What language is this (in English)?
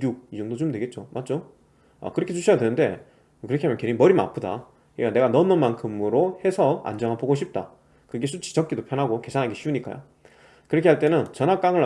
Korean